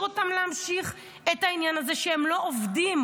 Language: Hebrew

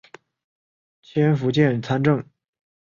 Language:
Chinese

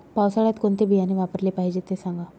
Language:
Marathi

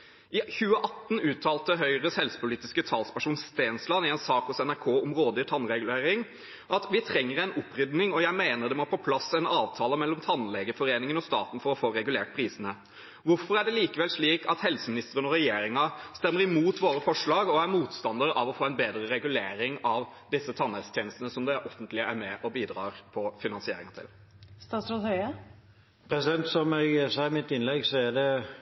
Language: Norwegian Bokmål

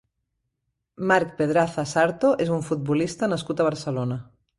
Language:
Catalan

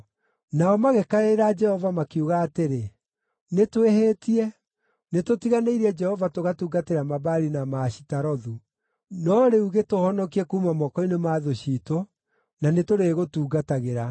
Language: Kikuyu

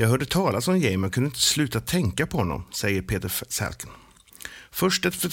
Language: Swedish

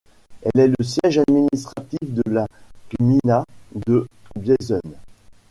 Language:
French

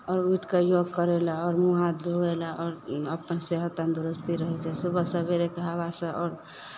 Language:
Maithili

